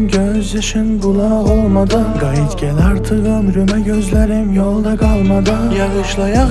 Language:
Azerbaijani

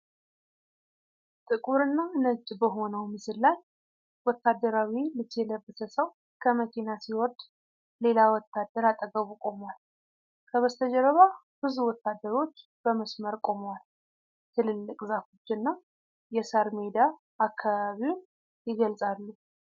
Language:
Amharic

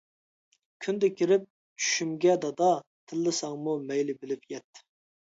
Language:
Uyghur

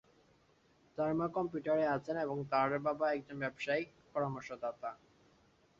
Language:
Bangla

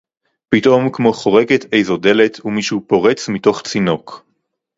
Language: Hebrew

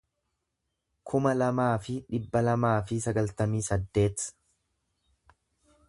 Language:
Oromo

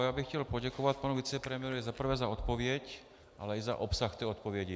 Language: Czech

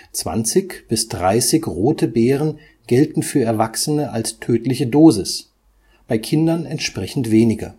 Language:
German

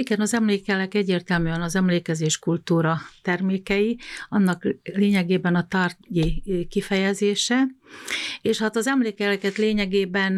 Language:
Hungarian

